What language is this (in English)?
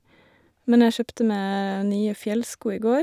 Norwegian